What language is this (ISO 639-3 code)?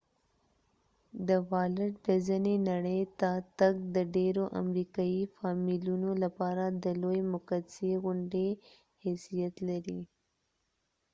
pus